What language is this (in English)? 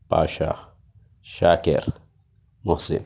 Urdu